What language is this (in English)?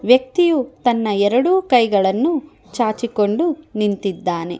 Kannada